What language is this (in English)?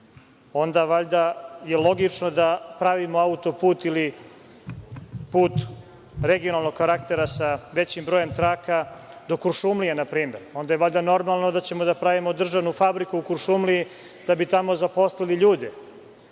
Serbian